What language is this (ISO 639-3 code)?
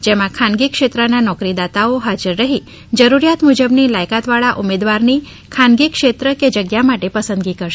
guj